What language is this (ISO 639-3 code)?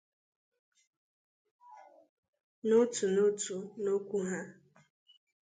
ibo